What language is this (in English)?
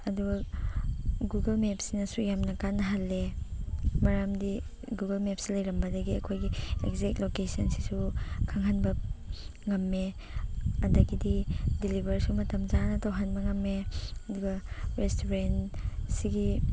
Manipuri